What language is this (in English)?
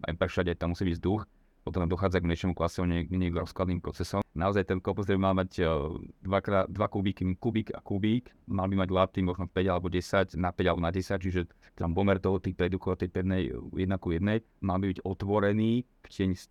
Slovak